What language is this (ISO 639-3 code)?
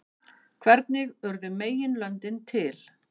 isl